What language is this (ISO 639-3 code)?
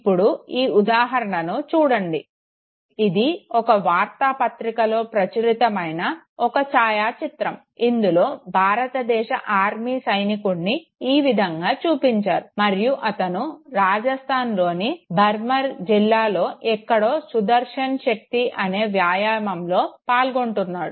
tel